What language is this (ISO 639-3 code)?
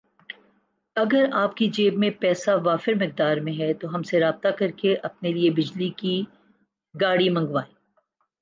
urd